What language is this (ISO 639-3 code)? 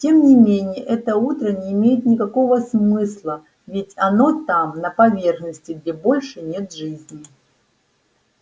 rus